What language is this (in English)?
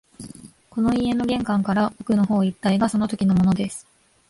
Japanese